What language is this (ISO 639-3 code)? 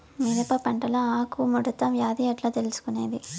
tel